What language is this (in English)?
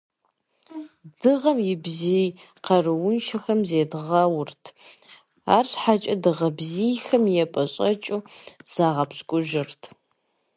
Kabardian